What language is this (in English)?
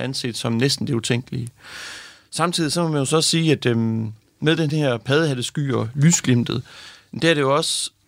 Danish